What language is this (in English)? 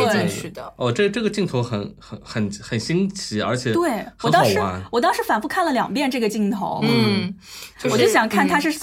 Chinese